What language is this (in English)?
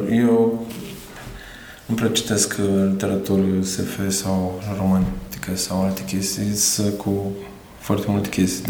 Romanian